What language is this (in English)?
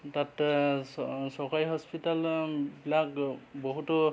Assamese